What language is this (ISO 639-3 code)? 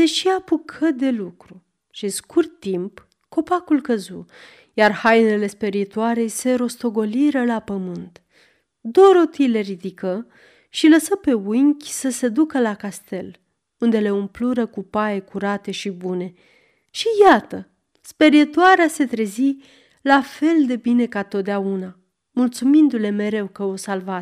ron